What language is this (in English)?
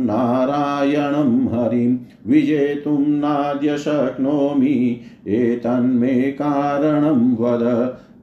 Hindi